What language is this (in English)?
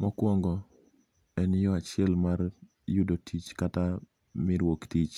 Luo (Kenya and Tanzania)